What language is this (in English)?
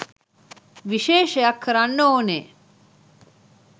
Sinhala